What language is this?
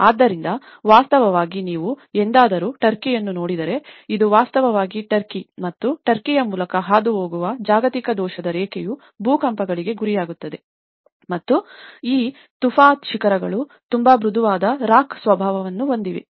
Kannada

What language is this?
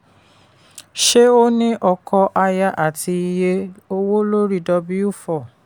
Yoruba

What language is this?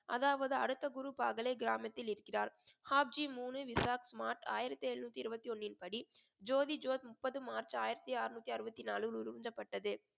Tamil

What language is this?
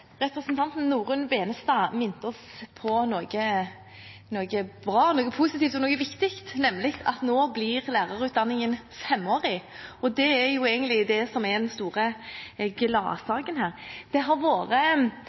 Norwegian Bokmål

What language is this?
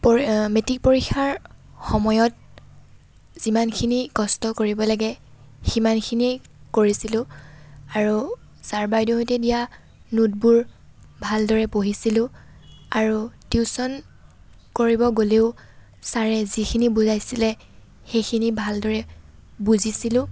Assamese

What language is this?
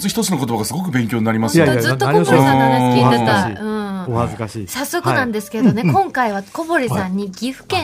Japanese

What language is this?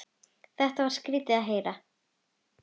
Icelandic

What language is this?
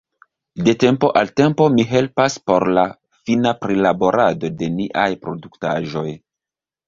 Esperanto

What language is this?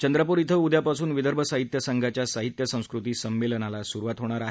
Marathi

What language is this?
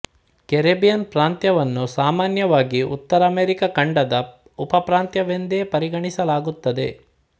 Kannada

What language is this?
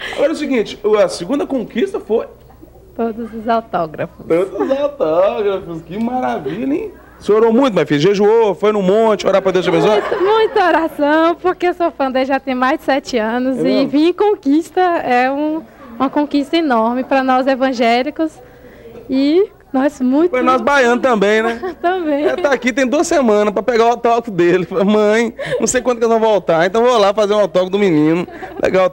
Portuguese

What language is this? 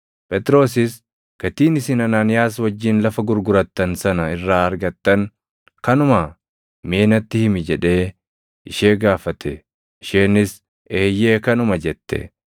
Oromo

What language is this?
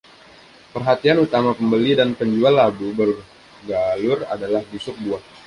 Indonesian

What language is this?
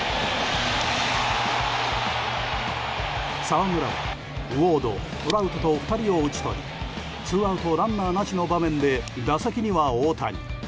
Japanese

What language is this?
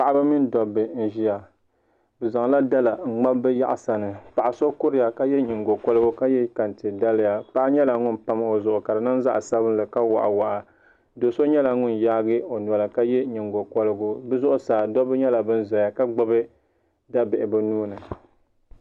Dagbani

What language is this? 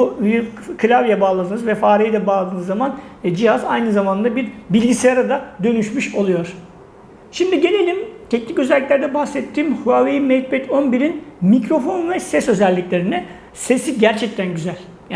Turkish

